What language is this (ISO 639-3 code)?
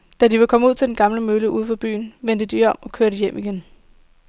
dan